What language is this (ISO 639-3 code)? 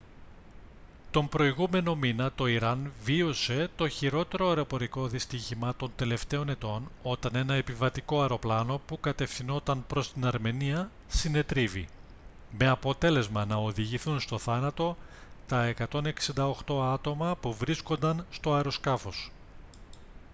ell